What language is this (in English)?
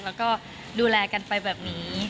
Thai